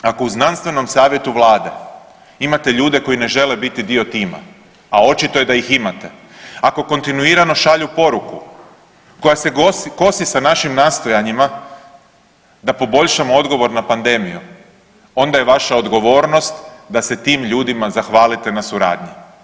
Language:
Croatian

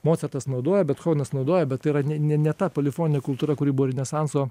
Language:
Lithuanian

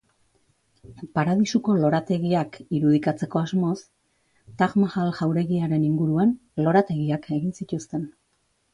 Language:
Basque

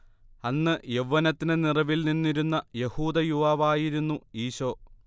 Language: Malayalam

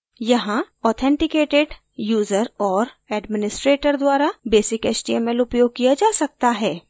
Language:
Hindi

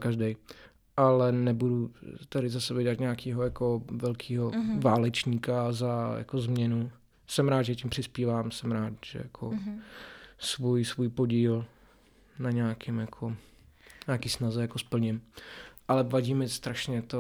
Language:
Czech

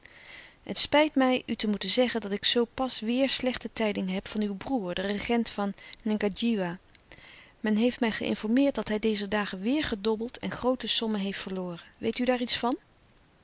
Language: Dutch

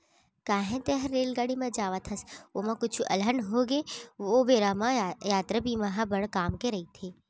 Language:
Chhattisgarhi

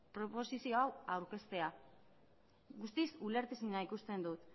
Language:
Basque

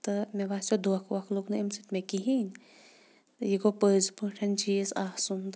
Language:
Kashmiri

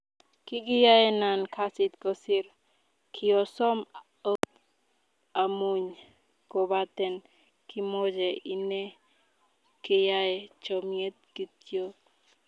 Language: Kalenjin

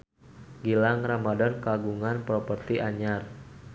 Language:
Sundanese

